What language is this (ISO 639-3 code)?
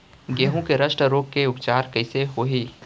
hne